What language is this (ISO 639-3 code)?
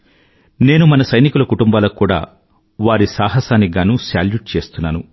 tel